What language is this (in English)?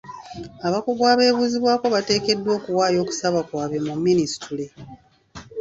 Ganda